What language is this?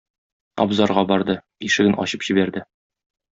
Tatar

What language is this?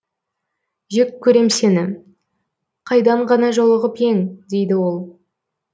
Kazakh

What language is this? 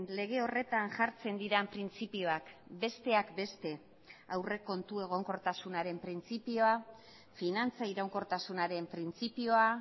Basque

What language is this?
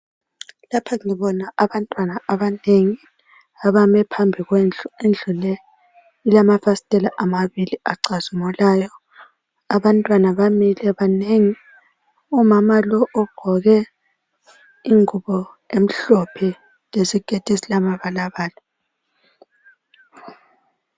North Ndebele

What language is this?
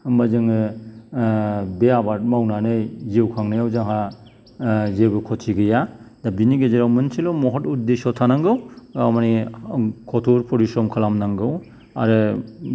Bodo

